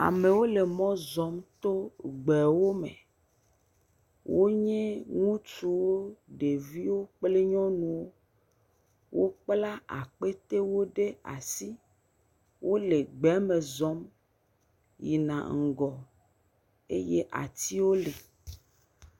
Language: Ewe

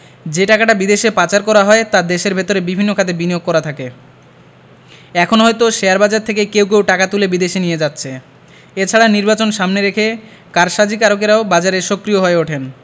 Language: Bangla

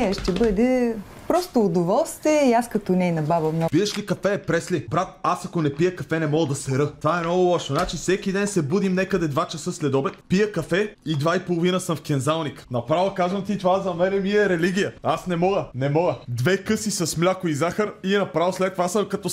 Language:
Bulgarian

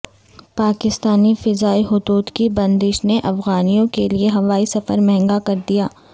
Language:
Urdu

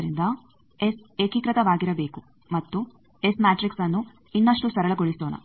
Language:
Kannada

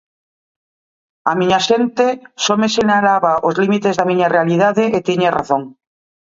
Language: Galician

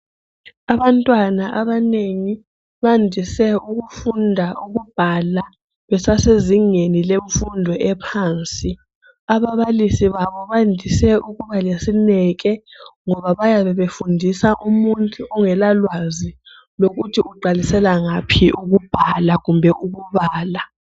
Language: North Ndebele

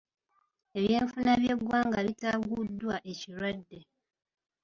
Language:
Ganda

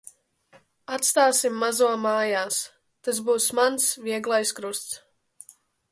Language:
Latvian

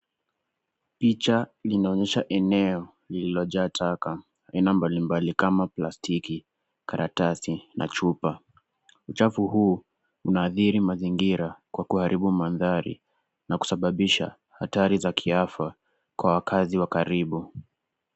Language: Swahili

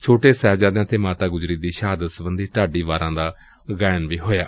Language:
Punjabi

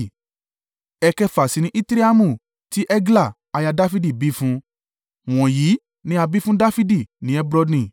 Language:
Yoruba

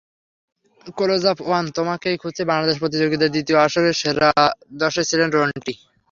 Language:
Bangla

